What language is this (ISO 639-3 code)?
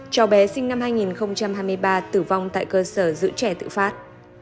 vie